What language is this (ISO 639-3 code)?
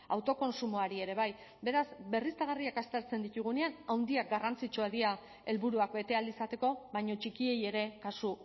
eus